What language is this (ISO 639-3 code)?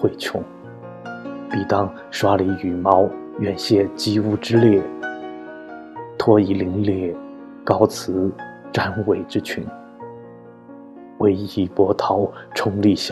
zho